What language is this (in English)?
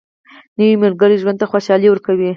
Pashto